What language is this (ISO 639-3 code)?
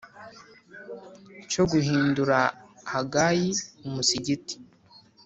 kin